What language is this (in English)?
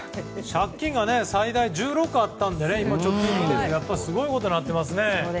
Japanese